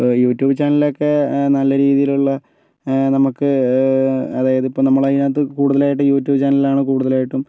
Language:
Malayalam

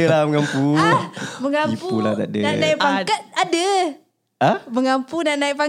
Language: Malay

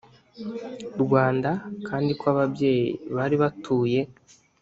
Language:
Kinyarwanda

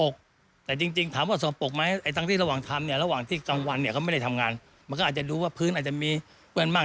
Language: Thai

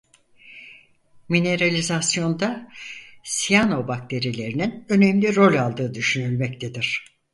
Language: Turkish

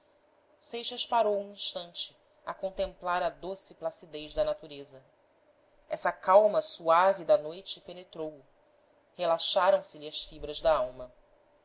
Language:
Portuguese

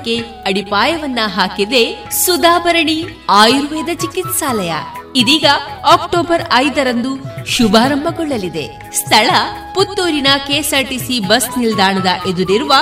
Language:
Kannada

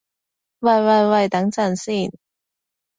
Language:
Cantonese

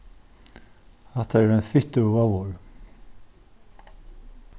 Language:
Faroese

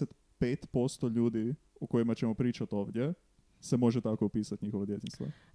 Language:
Croatian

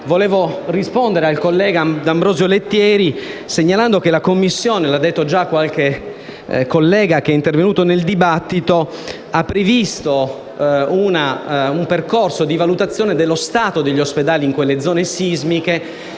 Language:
Italian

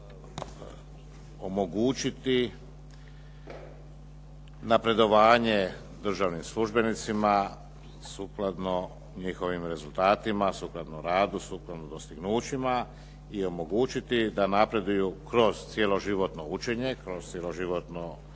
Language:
Croatian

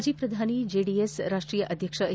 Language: Kannada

